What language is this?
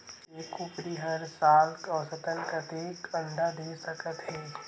Chhattisgarhi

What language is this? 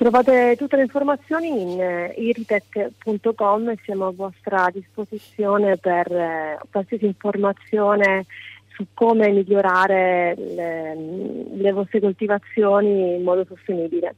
Italian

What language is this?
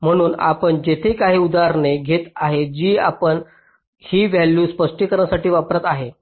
Marathi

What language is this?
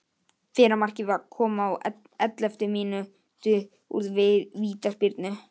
Icelandic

